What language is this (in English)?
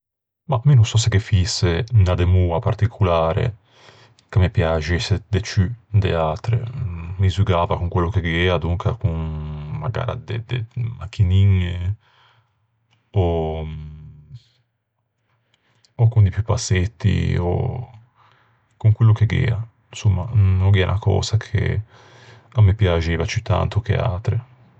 Ligurian